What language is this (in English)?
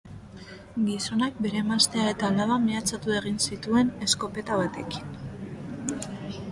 Basque